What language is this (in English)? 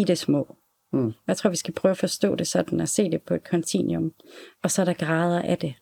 Danish